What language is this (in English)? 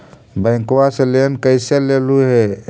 Magahi